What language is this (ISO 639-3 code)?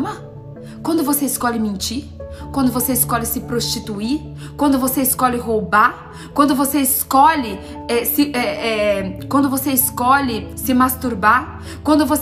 por